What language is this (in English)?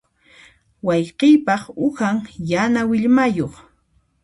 Puno Quechua